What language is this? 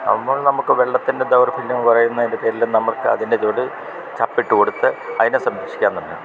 Malayalam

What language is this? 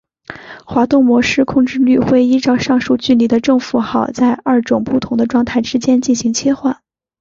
Chinese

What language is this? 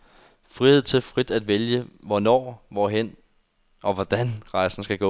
Danish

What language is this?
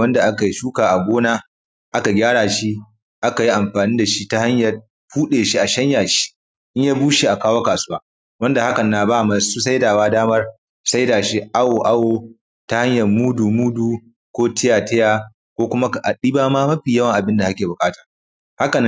Hausa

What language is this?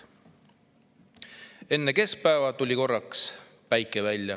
Estonian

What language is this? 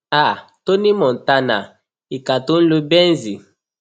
Yoruba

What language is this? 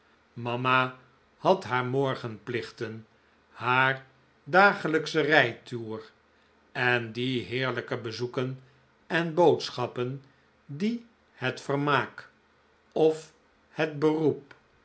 Dutch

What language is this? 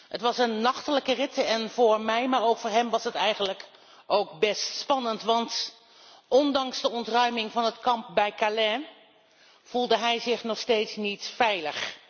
Dutch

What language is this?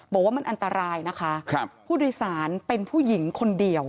Thai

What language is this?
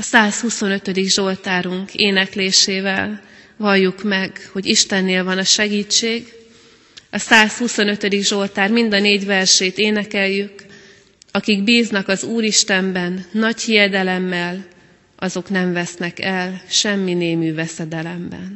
Hungarian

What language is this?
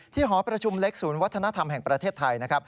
Thai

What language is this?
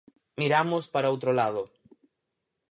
Galician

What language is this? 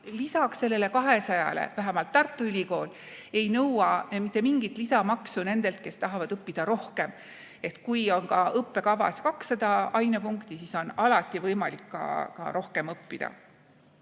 Estonian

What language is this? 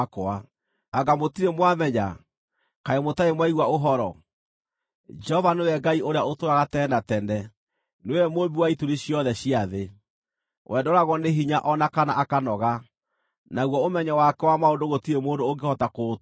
Kikuyu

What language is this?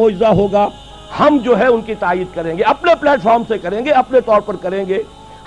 Urdu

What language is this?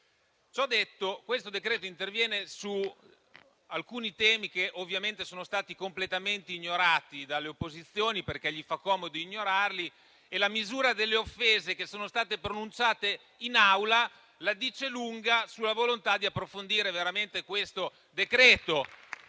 Italian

